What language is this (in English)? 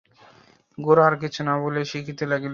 Bangla